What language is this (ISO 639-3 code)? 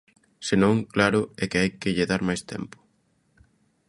glg